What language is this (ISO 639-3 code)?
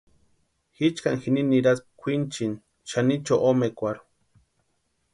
pua